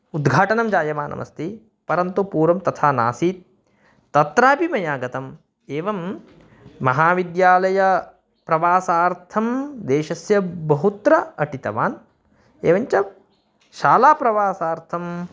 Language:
Sanskrit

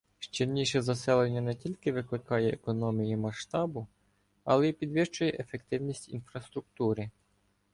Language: Ukrainian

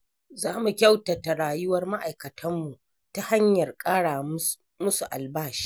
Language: Hausa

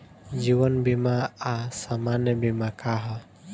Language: Bhojpuri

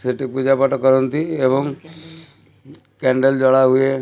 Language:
Odia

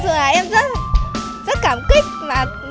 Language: Vietnamese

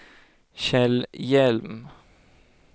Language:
Swedish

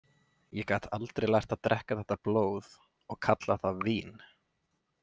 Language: Icelandic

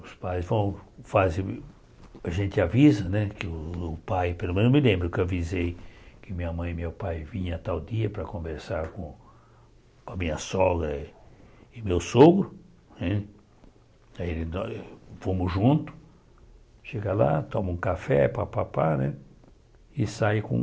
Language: Portuguese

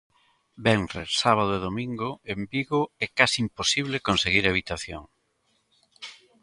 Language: Galician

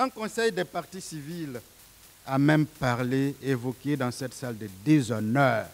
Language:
French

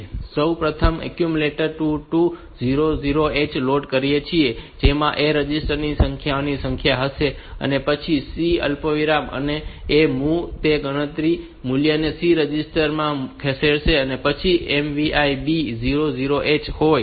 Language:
Gujarati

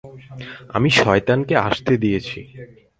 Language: Bangla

